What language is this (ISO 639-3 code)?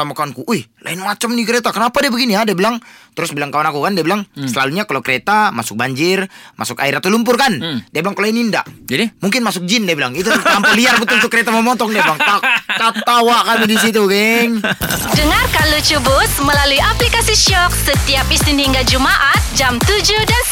msa